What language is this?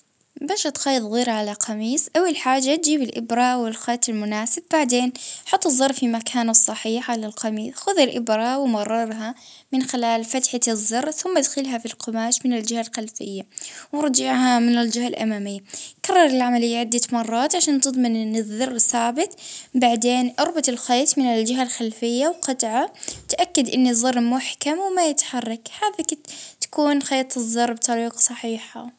Libyan Arabic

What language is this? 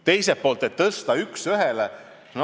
Estonian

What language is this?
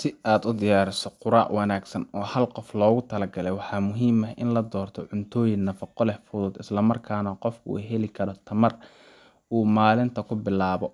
Somali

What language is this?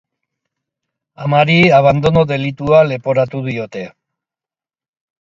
Basque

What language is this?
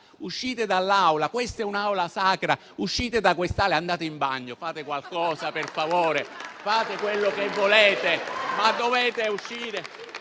Italian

